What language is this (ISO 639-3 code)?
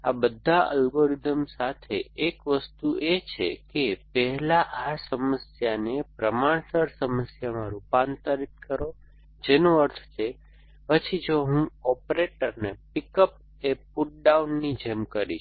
guj